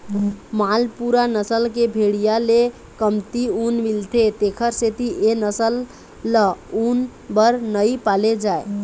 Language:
Chhattisgarhi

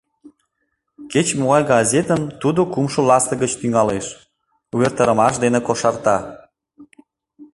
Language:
Mari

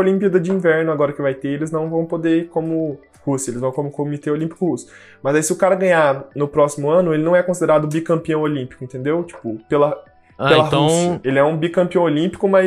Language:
Portuguese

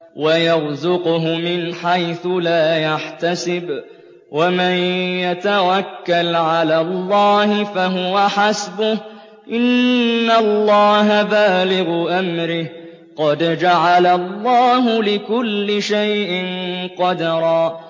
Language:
Arabic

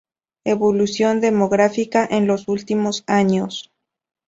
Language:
Spanish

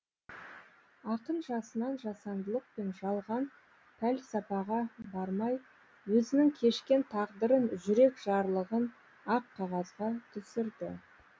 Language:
Kazakh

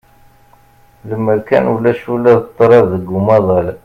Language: Kabyle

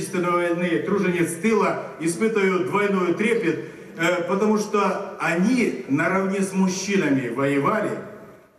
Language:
Russian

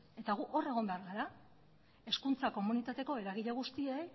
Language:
Basque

